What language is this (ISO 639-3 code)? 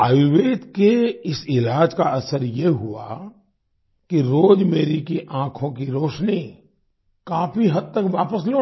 hin